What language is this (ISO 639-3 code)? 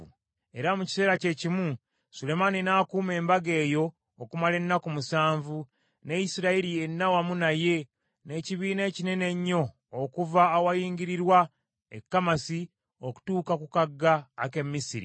lug